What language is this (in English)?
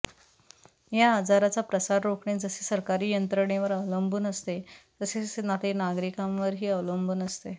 Marathi